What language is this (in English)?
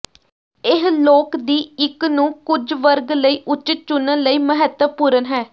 Punjabi